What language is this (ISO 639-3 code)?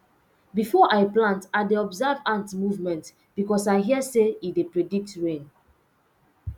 pcm